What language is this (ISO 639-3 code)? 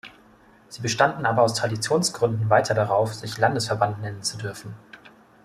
deu